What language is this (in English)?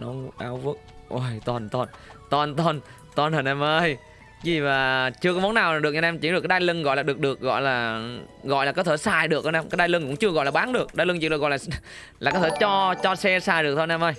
Vietnamese